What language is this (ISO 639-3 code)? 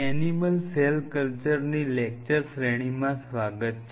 guj